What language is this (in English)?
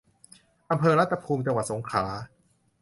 Thai